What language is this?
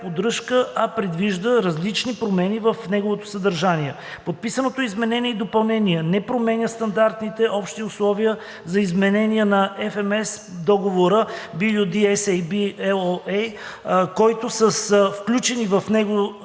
Bulgarian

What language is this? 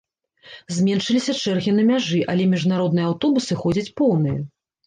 Belarusian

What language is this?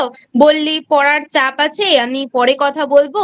Bangla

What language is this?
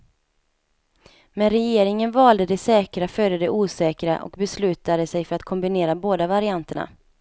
Swedish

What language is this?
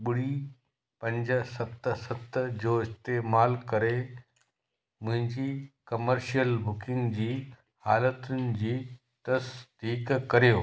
Sindhi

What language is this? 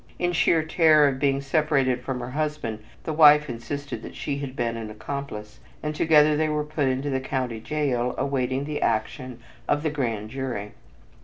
English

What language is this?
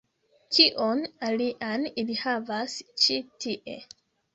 Esperanto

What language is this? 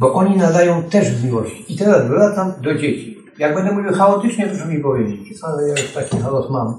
Polish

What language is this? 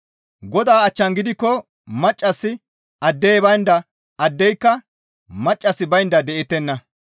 Gamo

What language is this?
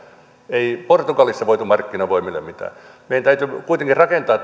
Finnish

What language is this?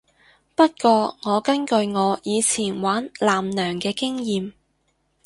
Cantonese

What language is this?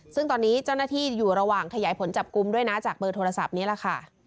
Thai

